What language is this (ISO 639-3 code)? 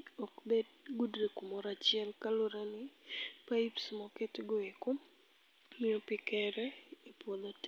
luo